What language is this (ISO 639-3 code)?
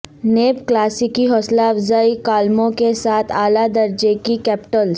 urd